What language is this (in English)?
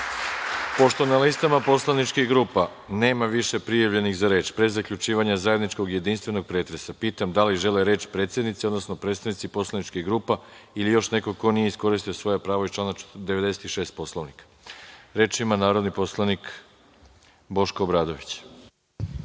Serbian